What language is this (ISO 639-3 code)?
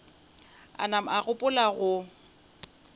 nso